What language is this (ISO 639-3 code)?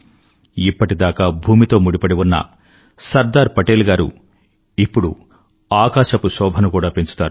tel